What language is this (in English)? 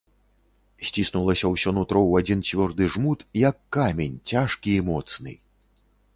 Belarusian